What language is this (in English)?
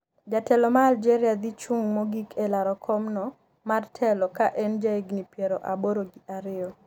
Luo (Kenya and Tanzania)